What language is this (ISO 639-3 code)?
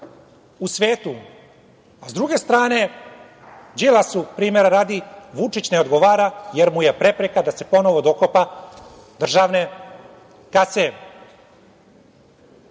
srp